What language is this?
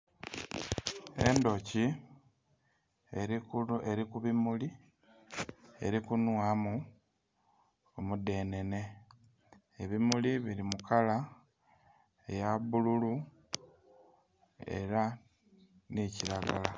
Soga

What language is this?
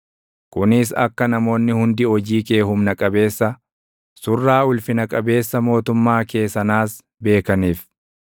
Oromo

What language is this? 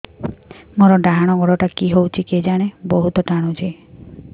Odia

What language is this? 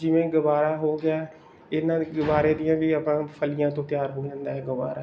Punjabi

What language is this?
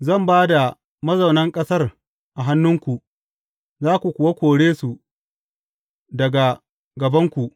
Hausa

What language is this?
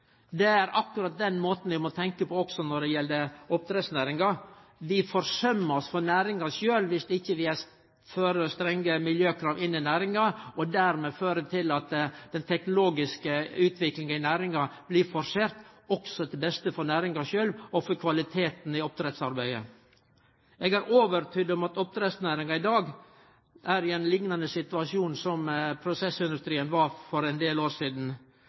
Norwegian Nynorsk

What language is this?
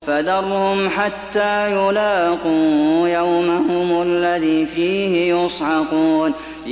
Arabic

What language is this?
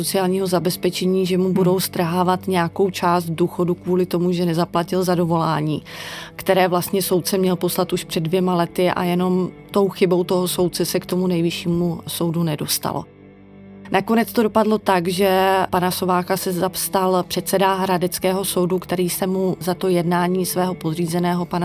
Czech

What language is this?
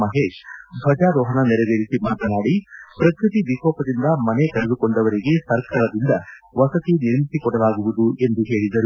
Kannada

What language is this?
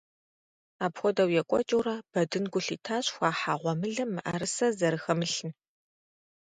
Kabardian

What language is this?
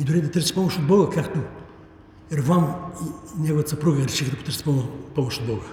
Bulgarian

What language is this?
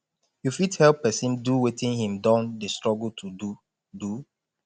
Nigerian Pidgin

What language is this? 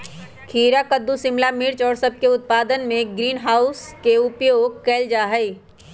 Magahi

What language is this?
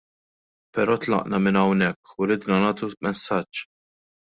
Maltese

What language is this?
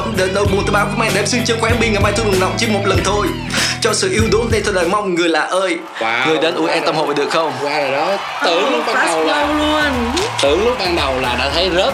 Vietnamese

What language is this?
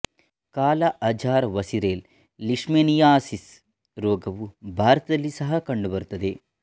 Kannada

